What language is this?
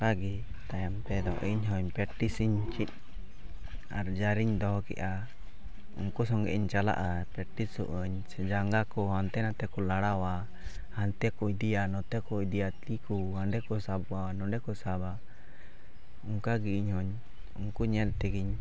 Santali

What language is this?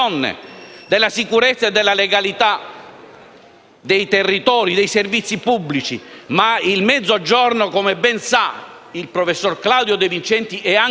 Italian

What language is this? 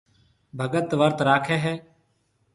Marwari (Pakistan)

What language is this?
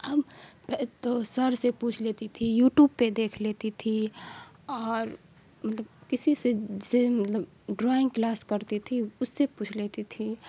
Urdu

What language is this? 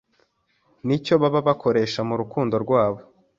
Kinyarwanda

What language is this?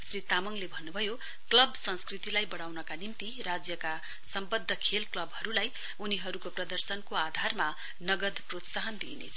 Nepali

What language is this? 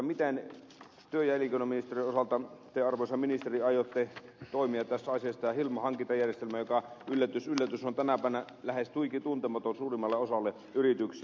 Finnish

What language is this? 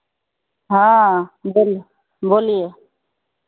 Hindi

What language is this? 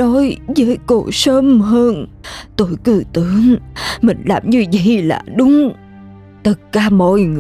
Vietnamese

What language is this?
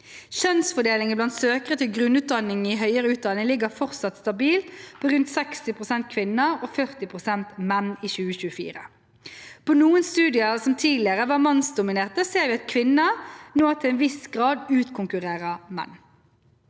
Norwegian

